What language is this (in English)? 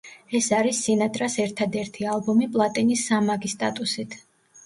Georgian